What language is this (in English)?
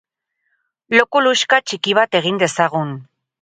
Basque